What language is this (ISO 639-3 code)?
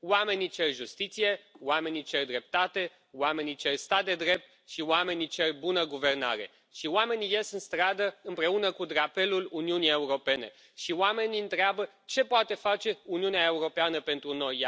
ron